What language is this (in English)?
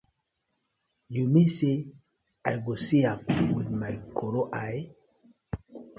Nigerian Pidgin